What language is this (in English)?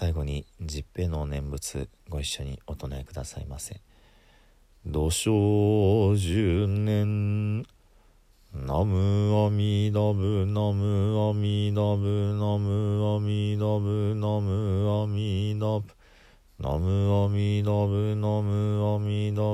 Japanese